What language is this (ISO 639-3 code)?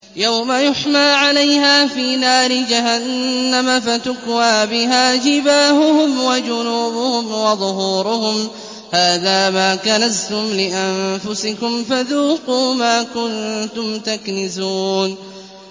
ara